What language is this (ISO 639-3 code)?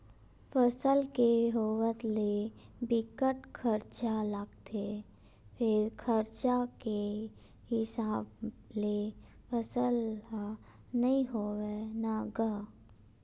hne